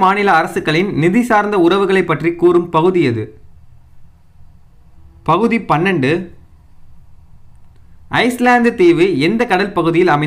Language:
Hindi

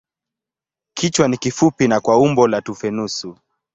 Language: Swahili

